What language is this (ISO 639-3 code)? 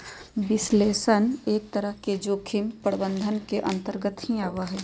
mag